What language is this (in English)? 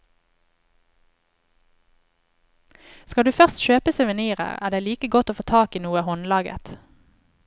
Norwegian